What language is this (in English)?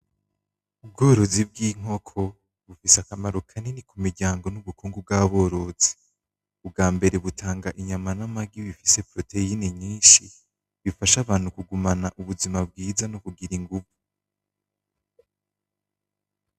Rundi